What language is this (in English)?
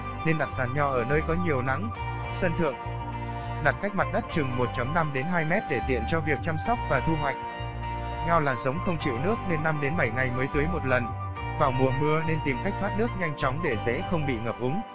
Vietnamese